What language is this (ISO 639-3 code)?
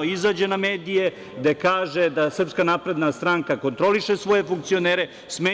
srp